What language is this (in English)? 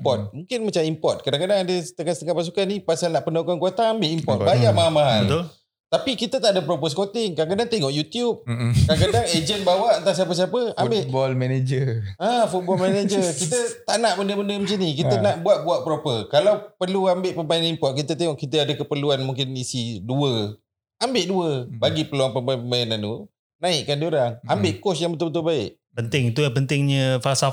Malay